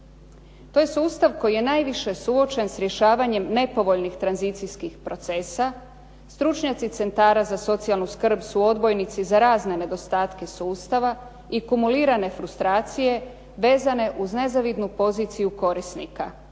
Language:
Croatian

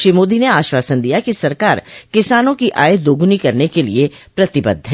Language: Hindi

